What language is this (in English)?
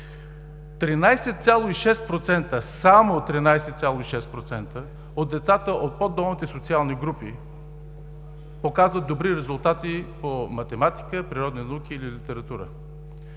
Bulgarian